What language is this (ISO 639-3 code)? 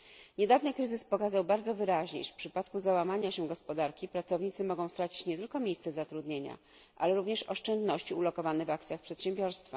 pol